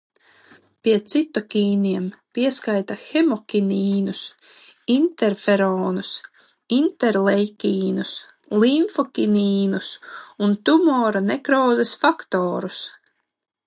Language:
Latvian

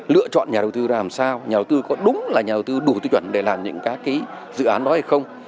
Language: Vietnamese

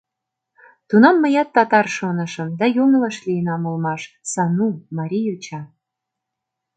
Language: Mari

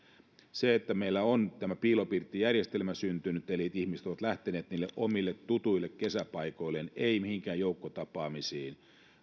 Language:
Finnish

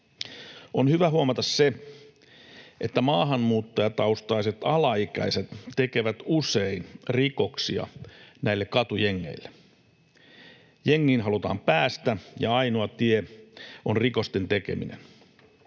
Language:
Finnish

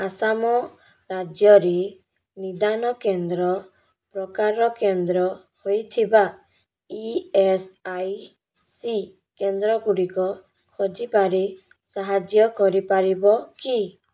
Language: Odia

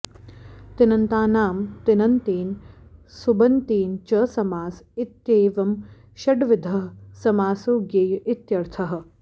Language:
Sanskrit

